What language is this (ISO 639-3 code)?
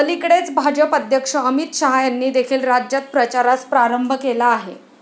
mar